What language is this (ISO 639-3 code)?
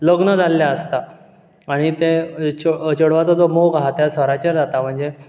kok